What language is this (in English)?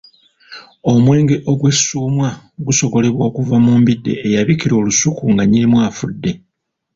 Ganda